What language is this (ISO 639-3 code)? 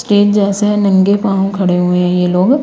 hin